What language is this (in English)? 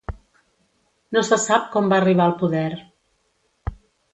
Catalan